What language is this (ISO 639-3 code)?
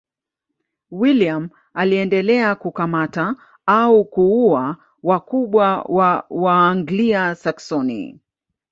swa